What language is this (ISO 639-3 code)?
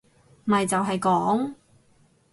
yue